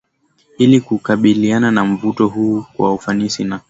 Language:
Swahili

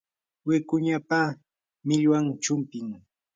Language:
Yanahuanca Pasco Quechua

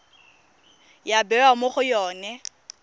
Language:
Tswana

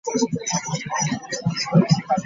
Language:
Ganda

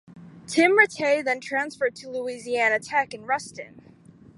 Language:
English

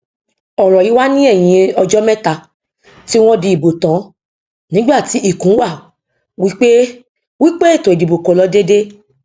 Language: Yoruba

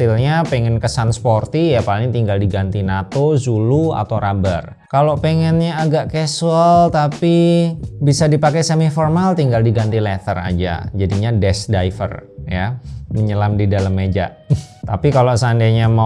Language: Indonesian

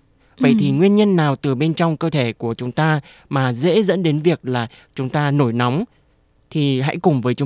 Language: Vietnamese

